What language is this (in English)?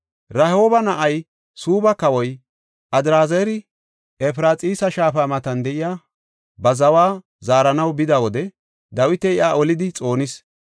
Gofa